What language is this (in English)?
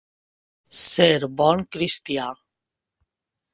Catalan